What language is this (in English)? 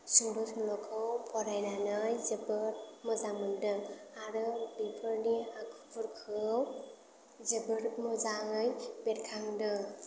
Bodo